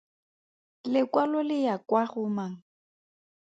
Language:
Tswana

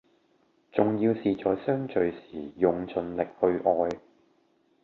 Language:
Cantonese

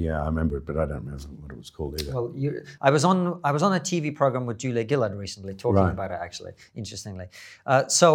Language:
English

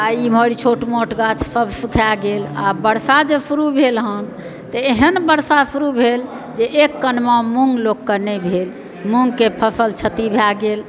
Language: Maithili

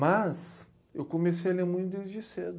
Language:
Portuguese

